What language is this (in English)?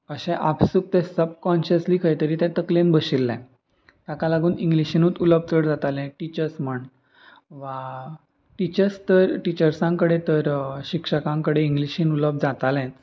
Konkani